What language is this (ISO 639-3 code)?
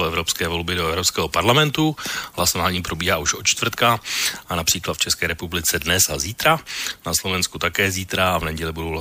ces